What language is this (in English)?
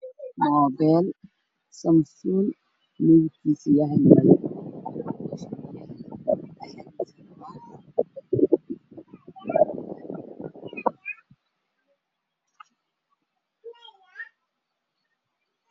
Somali